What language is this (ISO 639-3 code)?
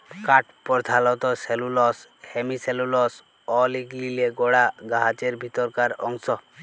ben